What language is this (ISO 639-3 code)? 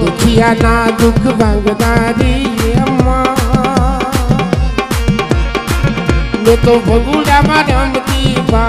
guj